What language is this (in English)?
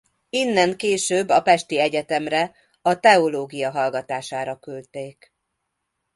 Hungarian